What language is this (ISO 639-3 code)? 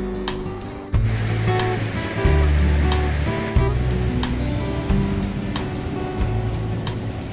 vie